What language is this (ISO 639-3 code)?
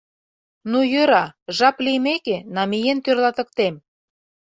chm